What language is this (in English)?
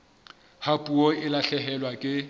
Southern Sotho